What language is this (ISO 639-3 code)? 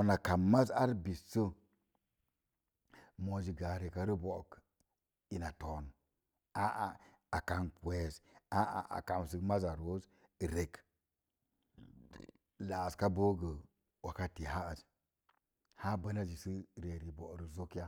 ver